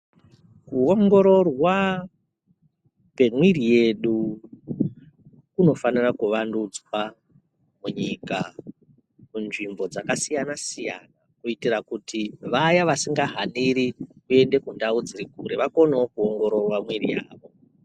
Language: Ndau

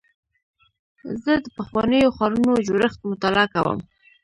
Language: Pashto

